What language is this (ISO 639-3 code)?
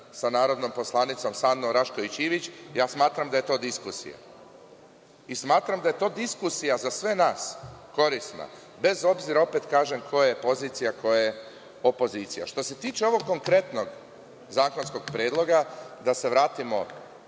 srp